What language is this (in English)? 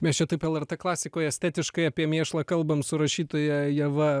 Lithuanian